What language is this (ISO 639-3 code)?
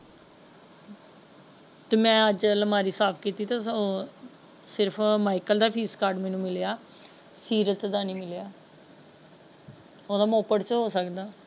pan